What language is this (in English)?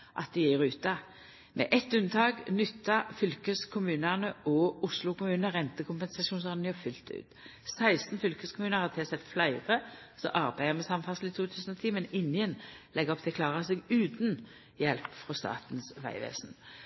Norwegian Nynorsk